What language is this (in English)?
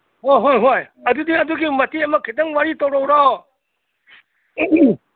Manipuri